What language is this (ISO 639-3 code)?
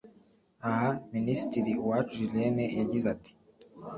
kin